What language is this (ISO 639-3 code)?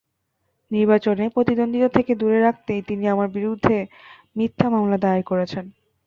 ben